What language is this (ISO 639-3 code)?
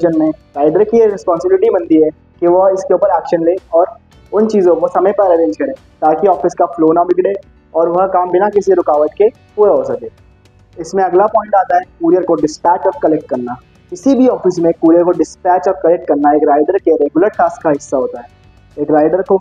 hin